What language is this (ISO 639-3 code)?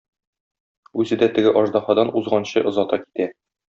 tat